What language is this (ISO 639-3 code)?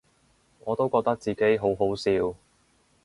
yue